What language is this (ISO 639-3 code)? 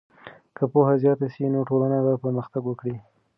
pus